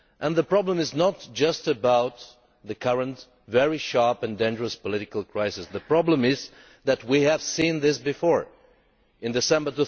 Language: English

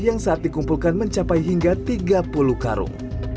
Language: Indonesian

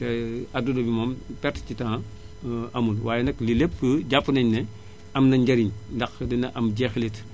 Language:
Wolof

